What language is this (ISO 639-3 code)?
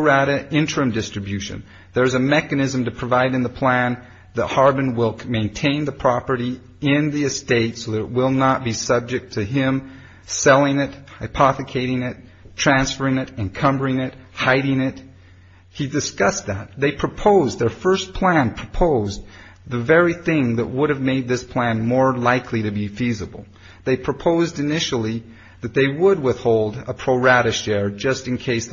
eng